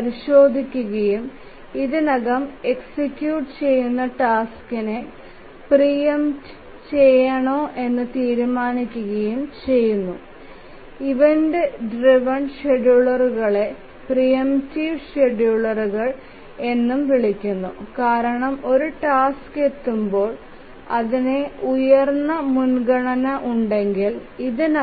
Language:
Malayalam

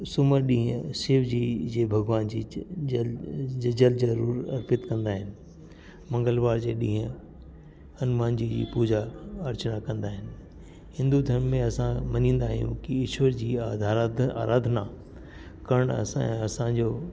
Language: Sindhi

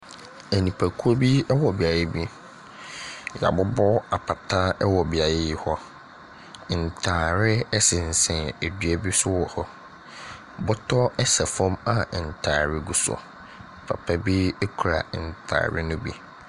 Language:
Akan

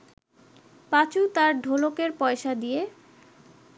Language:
Bangla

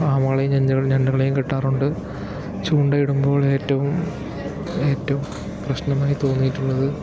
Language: Malayalam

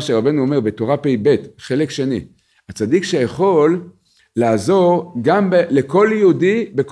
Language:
Hebrew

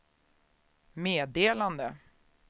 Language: Swedish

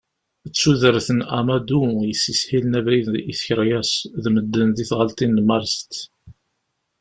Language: Kabyle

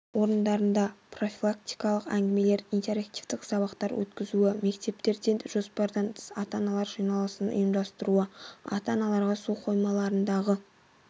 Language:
Kazakh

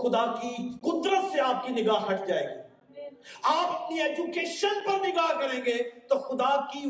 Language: Urdu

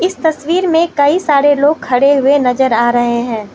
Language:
Hindi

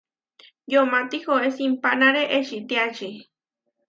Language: Huarijio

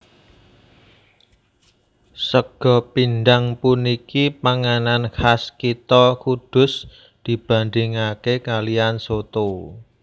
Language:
Javanese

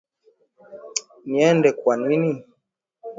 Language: Swahili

